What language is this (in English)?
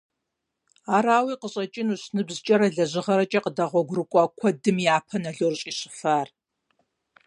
Kabardian